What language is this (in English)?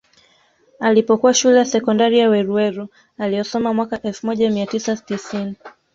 Swahili